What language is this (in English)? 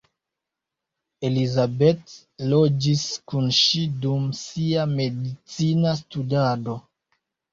Esperanto